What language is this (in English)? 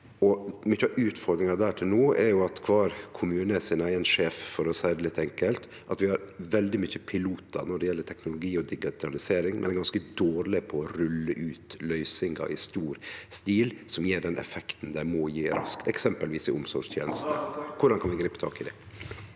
Norwegian